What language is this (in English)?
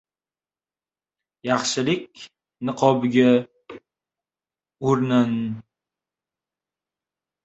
Uzbek